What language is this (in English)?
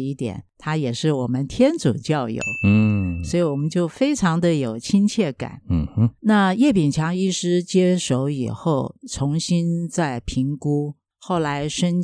Chinese